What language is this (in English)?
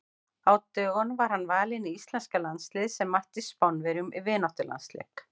Icelandic